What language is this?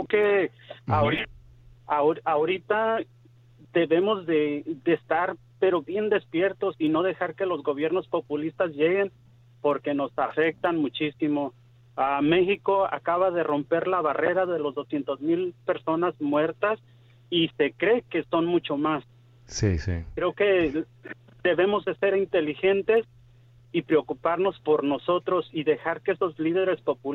Spanish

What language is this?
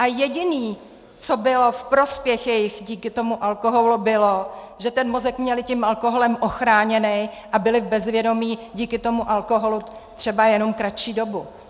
Czech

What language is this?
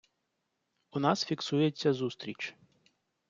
Ukrainian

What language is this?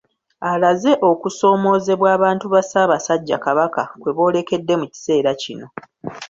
Ganda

